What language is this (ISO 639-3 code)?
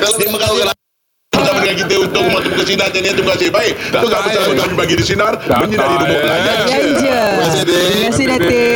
msa